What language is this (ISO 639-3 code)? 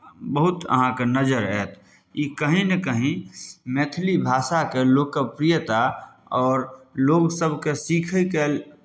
mai